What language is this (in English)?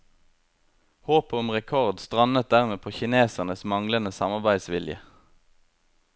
Norwegian